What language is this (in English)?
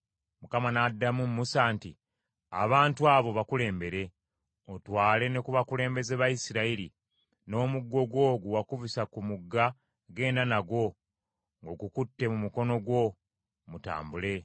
Ganda